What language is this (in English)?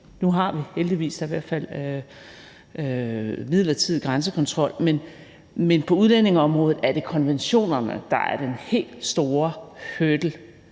Danish